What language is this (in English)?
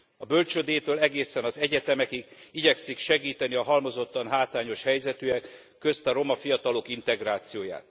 Hungarian